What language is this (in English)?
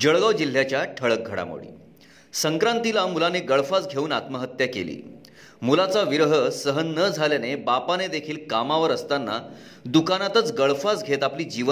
Marathi